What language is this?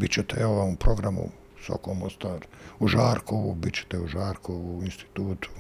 Croatian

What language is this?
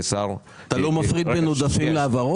Hebrew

